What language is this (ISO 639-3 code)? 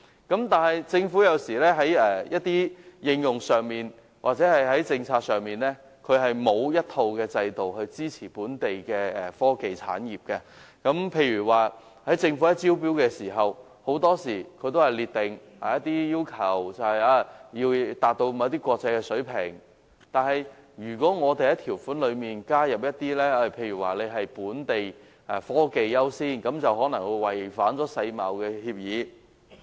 yue